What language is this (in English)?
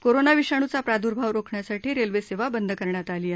Marathi